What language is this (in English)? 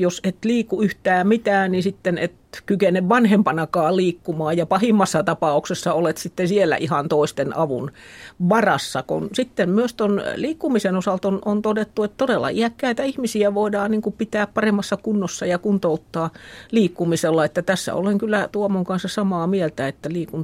Finnish